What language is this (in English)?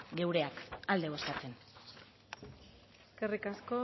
Basque